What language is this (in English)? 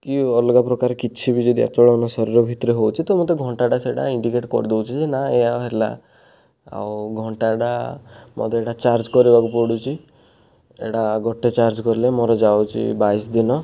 Odia